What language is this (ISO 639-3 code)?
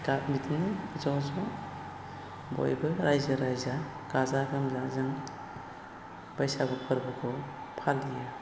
brx